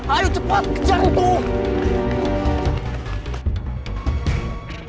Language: Indonesian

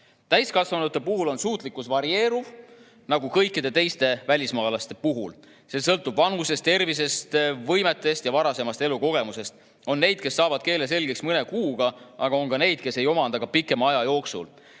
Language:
Estonian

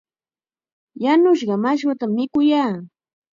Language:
Chiquián Ancash Quechua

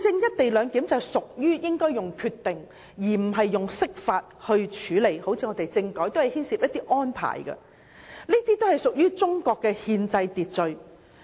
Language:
Cantonese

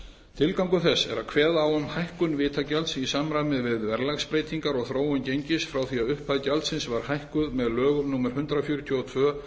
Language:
Icelandic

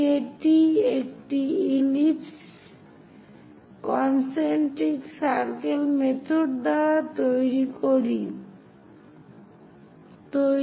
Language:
Bangla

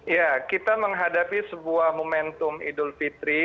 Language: Indonesian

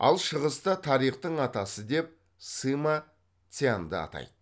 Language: Kazakh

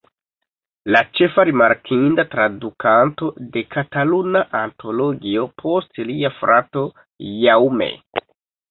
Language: Esperanto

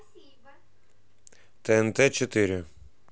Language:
Russian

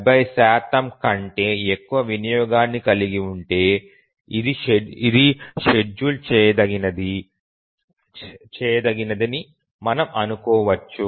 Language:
Telugu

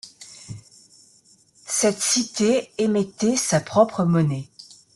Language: French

